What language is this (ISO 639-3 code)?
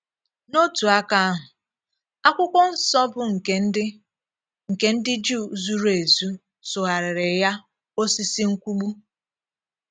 ibo